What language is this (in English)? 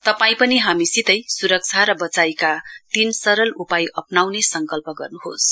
Nepali